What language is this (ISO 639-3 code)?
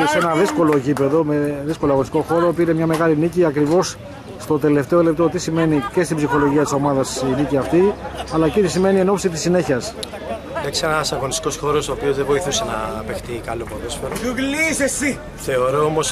ell